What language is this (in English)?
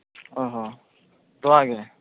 Santali